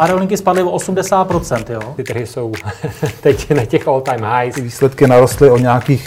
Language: Czech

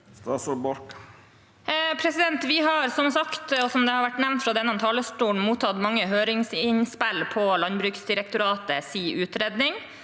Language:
Norwegian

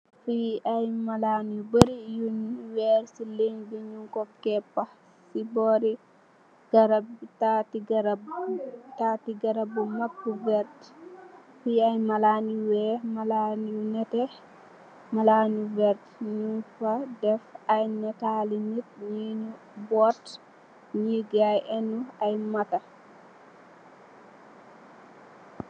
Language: Wolof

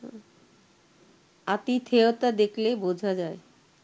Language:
Bangla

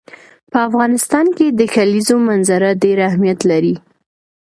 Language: Pashto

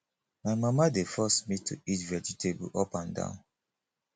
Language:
Nigerian Pidgin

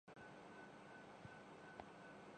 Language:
Urdu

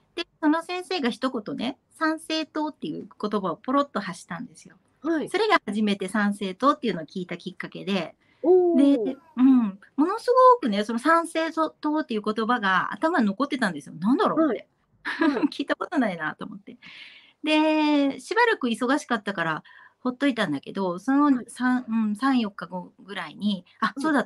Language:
Japanese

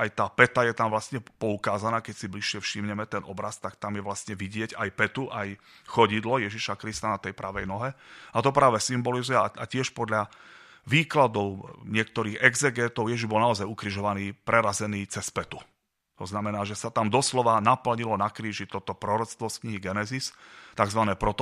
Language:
Slovak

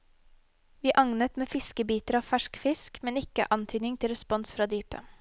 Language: Norwegian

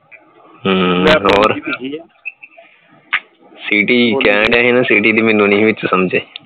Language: Punjabi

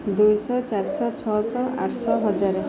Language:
Odia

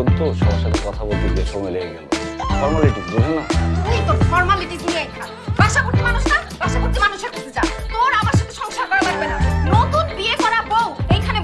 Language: Bangla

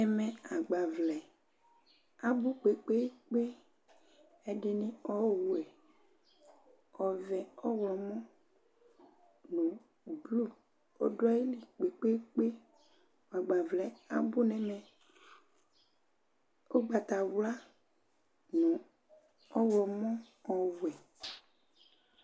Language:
Ikposo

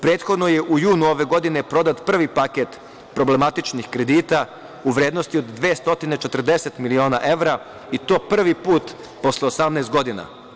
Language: Serbian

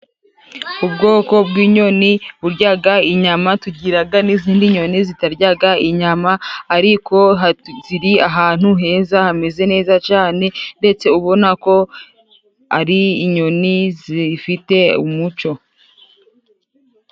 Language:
Kinyarwanda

